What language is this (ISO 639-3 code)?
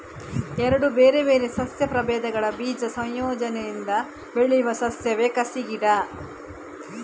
kan